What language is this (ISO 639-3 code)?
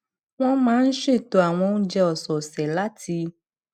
yor